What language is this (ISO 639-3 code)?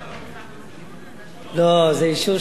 heb